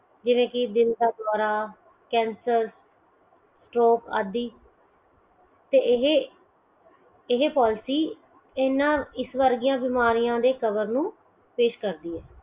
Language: Punjabi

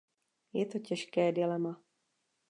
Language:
Czech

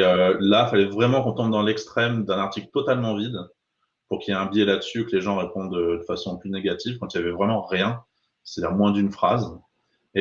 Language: French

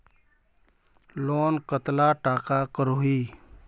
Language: Magahi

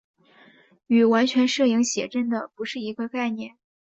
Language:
Chinese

